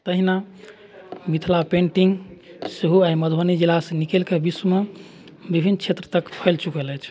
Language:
Maithili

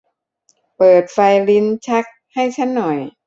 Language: Thai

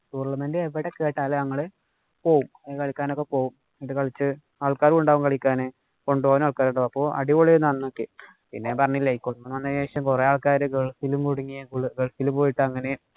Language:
Malayalam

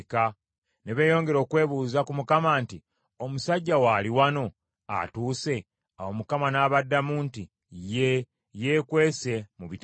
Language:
Ganda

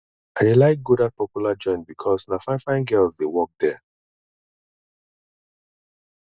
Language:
Nigerian Pidgin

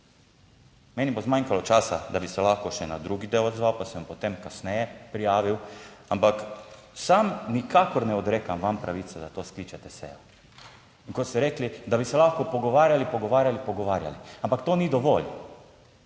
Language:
Slovenian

